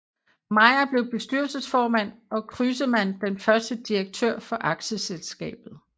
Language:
Danish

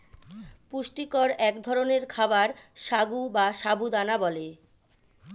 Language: Bangla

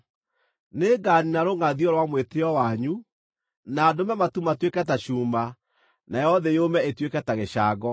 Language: Kikuyu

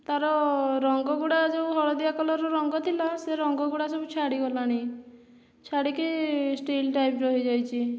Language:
Odia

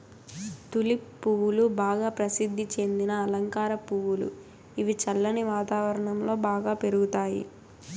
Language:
Telugu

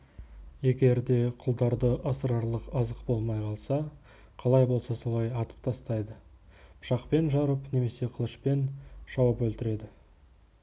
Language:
Kazakh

